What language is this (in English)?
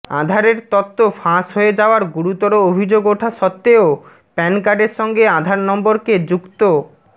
Bangla